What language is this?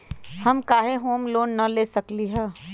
Magahi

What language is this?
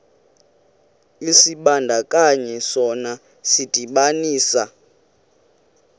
Xhosa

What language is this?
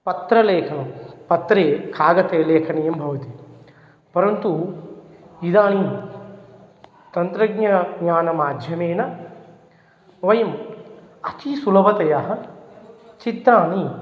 Sanskrit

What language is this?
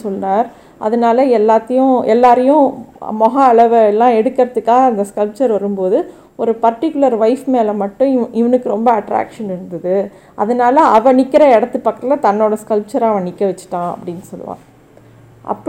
Tamil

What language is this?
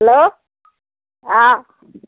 Assamese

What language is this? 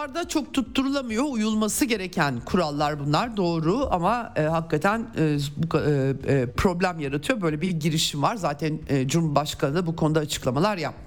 Turkish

